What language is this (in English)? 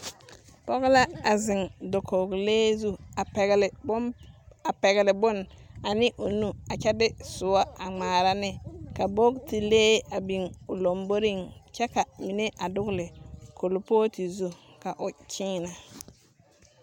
Southern Dagaare